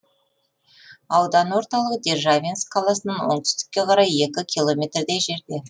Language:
Kazakh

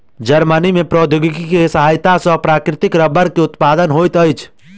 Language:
Maithili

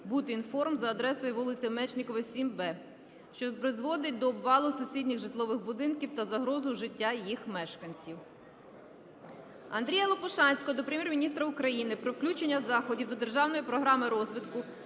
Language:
Ukrainian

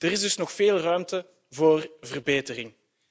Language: Dutch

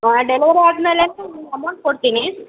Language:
Kannada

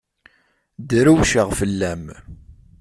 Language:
Kabyle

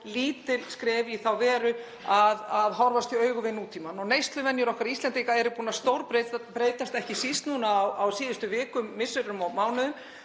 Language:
Icelandic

